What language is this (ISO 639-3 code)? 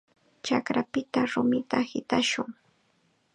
qxa